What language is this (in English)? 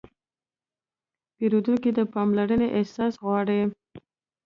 Pashto